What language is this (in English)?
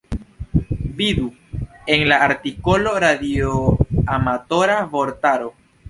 Esperanto